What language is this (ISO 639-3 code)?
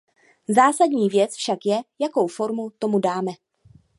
ces